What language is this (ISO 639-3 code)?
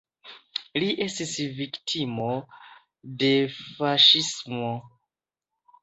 epo